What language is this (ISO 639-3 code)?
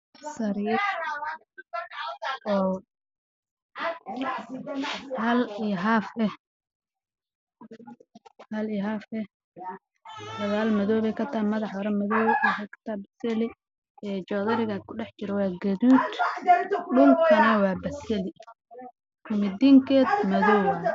som